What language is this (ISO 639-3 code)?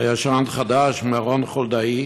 heb